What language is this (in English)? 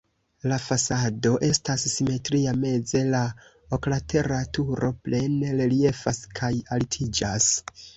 Esperanto